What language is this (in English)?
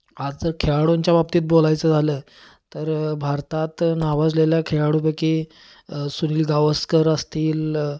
Marathi